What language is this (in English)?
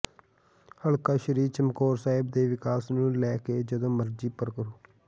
Punjabi